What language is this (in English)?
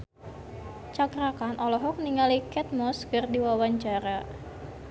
Sundanese